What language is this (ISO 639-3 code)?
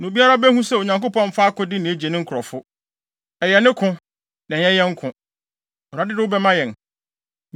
aka